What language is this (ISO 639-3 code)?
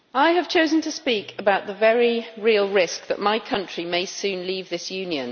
eng